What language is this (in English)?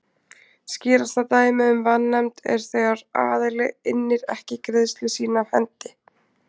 Icelandic